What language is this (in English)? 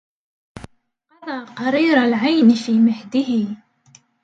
Arabic